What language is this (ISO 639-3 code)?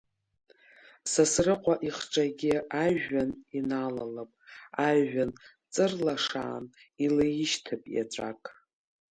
abk